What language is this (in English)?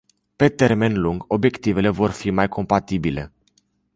Romanian